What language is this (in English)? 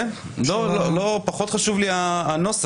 Hebrew